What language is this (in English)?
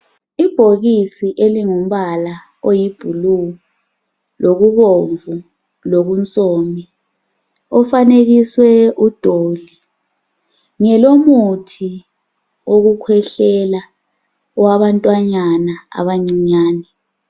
North Ndebele